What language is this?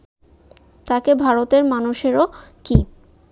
Bangla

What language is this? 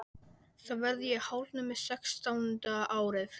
Icelandic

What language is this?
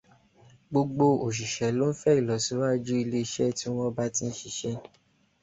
Yoruba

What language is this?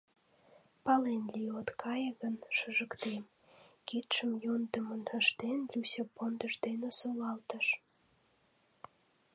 Mari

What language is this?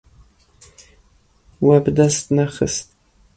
Kurdish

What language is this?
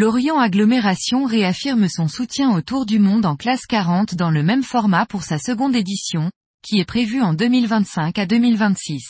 French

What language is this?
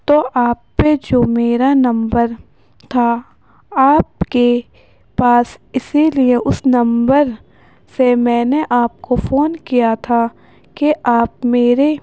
Urdu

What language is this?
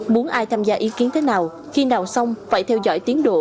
Vietnamese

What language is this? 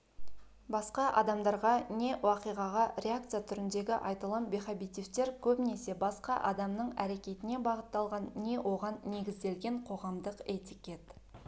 Kazakh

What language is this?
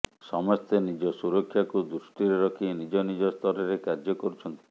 Odia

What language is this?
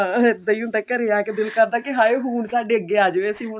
Punjabi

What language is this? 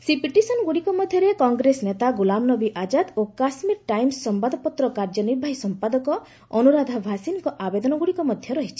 Odia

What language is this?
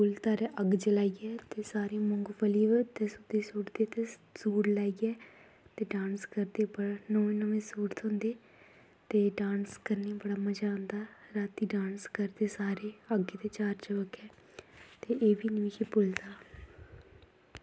Dogri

